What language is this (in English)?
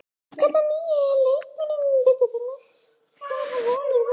Icelandic